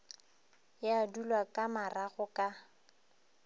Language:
Northern Sotho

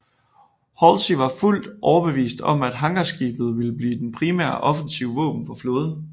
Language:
Danish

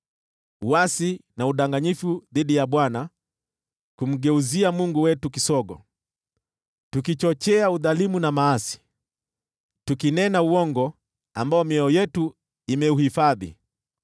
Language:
Swahili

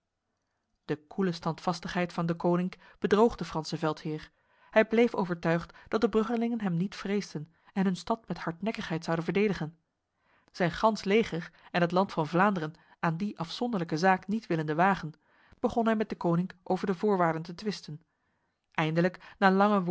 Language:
Dutch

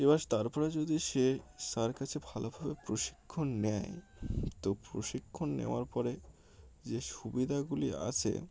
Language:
Bangla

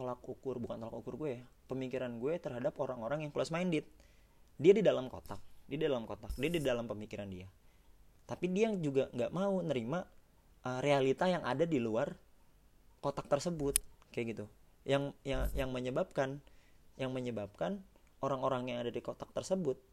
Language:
Indonesian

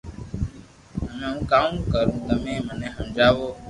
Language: Loarki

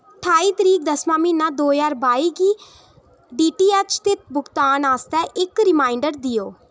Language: Dogri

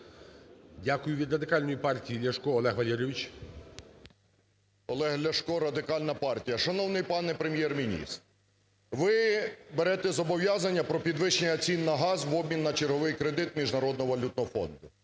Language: Ukrainian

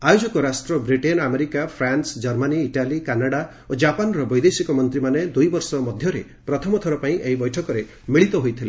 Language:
Odia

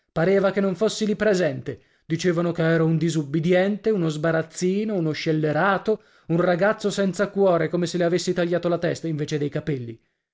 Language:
Italian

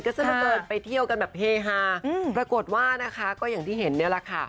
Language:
Thai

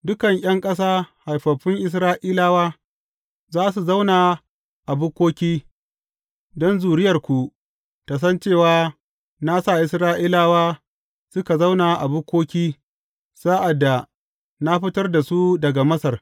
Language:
Hausa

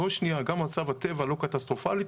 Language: Hebrew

